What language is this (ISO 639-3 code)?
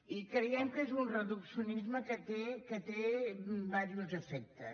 cat